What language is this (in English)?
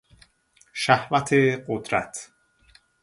Persian